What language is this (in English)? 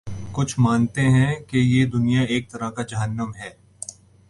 Urdu